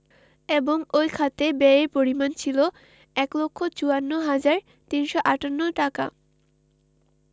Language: Bangla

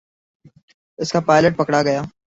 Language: Urdu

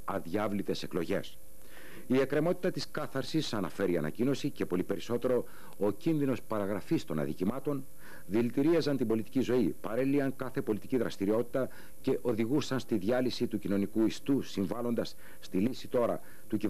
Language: Greek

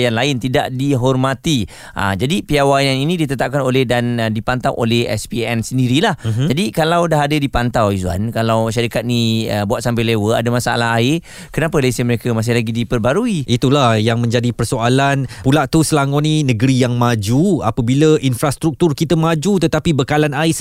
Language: Malay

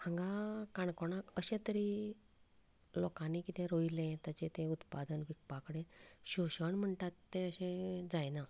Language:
Konkani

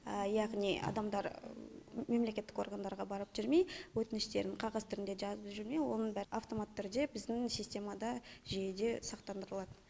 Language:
Kazakh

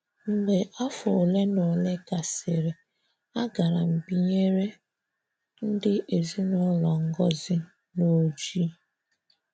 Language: Igbo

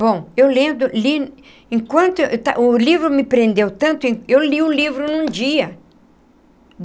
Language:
Portuguese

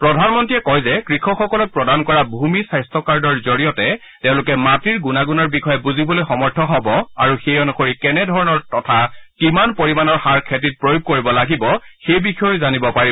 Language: Assamese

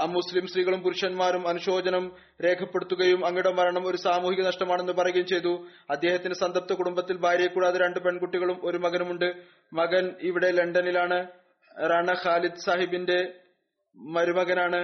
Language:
Malayalam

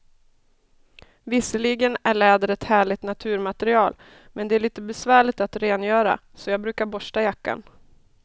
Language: Swedish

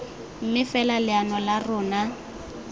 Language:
Tswana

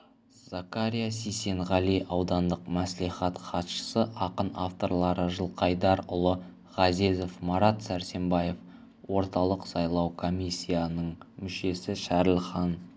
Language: Kazakh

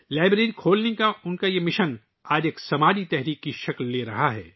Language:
Urdu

